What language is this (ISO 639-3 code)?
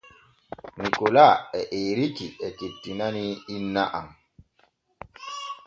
fue